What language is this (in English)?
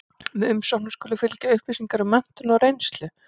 Icelandic